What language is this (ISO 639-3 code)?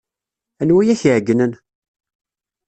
kab